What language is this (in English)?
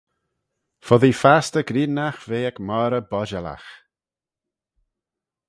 Manx